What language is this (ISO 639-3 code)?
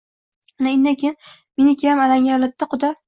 uzb